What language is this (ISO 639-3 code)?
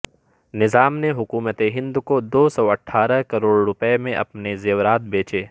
urd